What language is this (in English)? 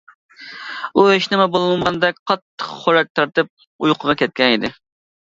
Uyghur